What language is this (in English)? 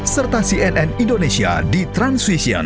Indonesian